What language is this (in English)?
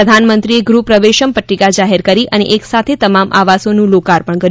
Gujarati